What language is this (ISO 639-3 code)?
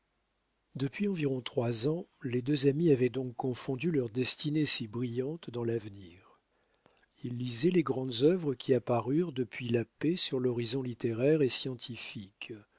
fra